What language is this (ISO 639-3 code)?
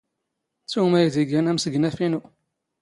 zgh